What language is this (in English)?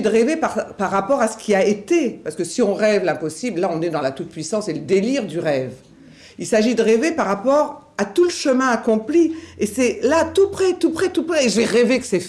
French